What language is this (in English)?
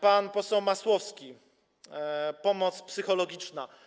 Polish